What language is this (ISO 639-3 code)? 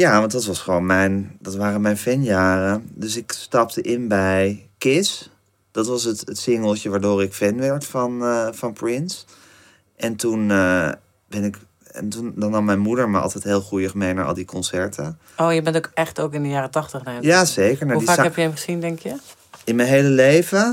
nld